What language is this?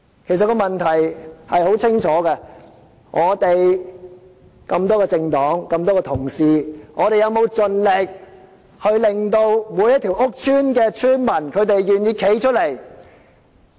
Cantonese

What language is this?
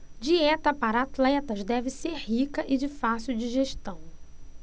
Portuguese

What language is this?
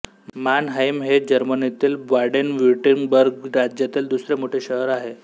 Marathi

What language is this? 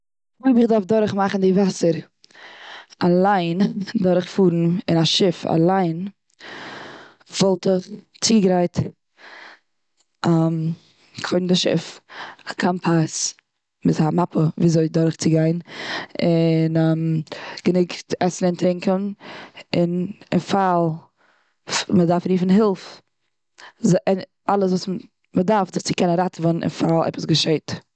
Yiddish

